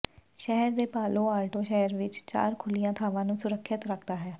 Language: Punjabi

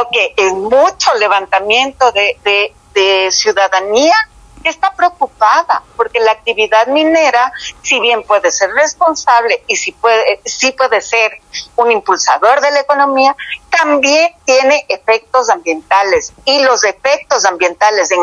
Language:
Spanish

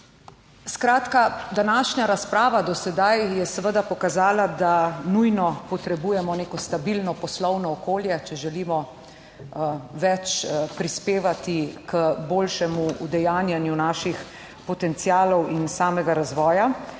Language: Slovenian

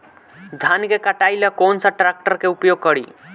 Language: Bhojpuri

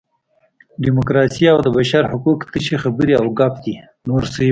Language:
Pashto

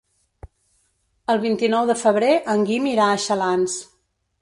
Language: Catalan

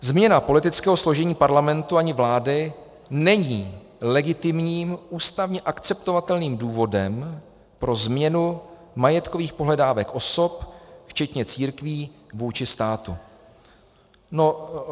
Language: Czech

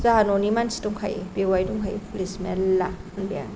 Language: Bodo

